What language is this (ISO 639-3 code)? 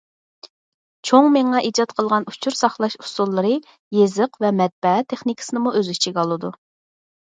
uig